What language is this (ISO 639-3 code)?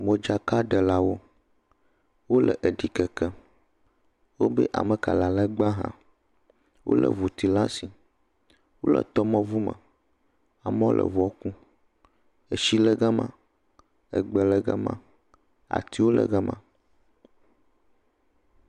ewe